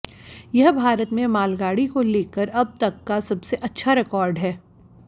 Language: Hindi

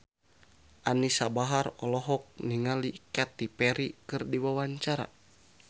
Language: Sundanese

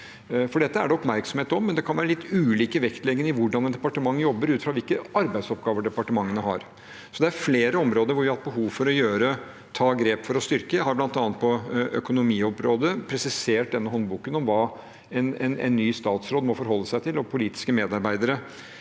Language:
Norwegian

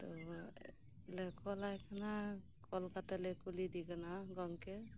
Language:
Santali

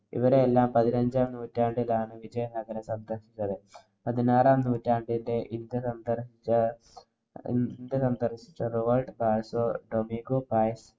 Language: Malayalam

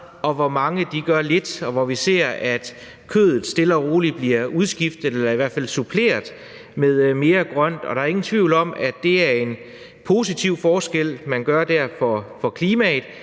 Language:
Danish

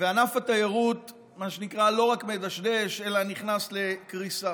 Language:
Hebrew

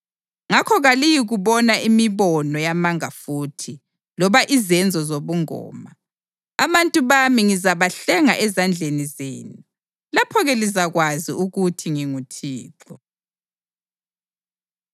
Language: North Ndebele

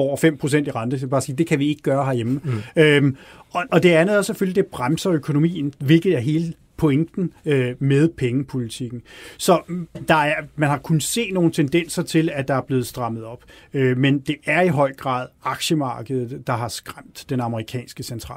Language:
Danish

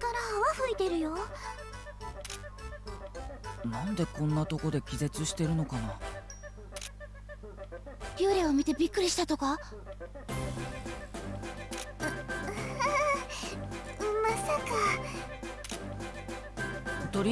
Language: Indonesian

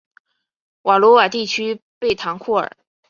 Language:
Chinese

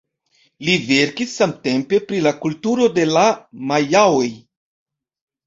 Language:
Esperanto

